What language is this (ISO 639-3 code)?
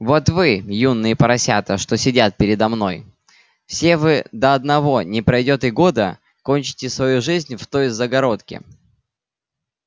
rus